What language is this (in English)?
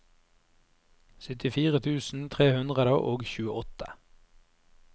Norwegian